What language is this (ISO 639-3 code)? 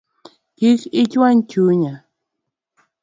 luo